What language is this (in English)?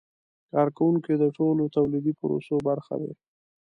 Pashto